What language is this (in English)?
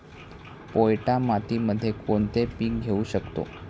Marathi